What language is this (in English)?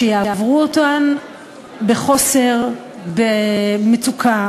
Hebrew